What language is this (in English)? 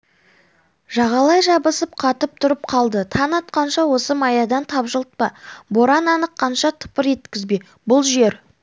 Kazakh